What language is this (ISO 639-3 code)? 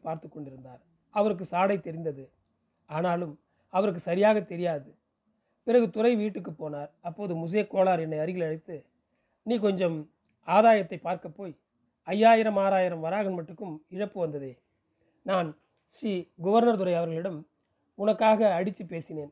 tam